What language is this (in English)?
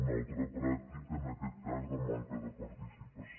Catalan